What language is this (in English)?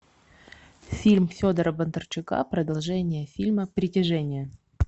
Russian